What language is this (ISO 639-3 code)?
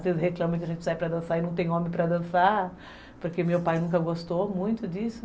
por